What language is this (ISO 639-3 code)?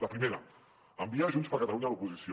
cat